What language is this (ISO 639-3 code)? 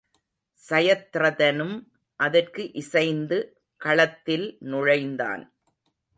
tam